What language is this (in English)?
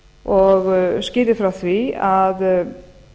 Icelandic